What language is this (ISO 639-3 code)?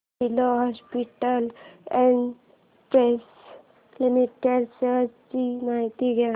mar